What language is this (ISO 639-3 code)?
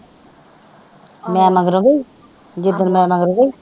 pan